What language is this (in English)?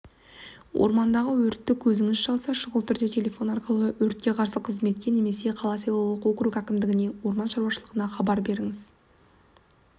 Kazakh